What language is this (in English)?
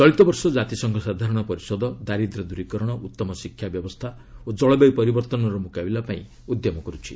Odia